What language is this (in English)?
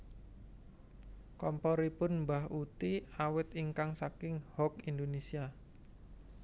Javanese